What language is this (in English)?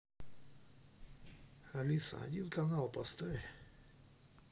Russian